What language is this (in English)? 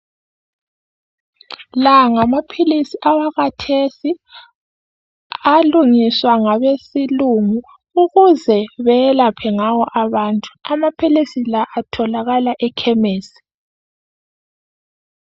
North Ndebele